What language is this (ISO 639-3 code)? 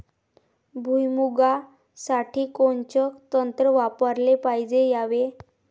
mar